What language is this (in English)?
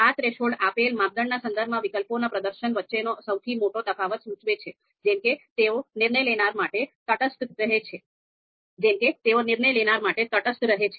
Gujarati